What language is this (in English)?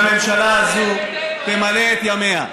Hebrew